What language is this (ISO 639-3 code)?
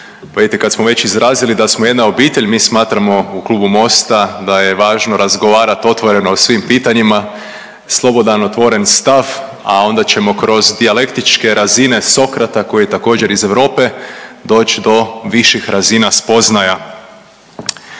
hrv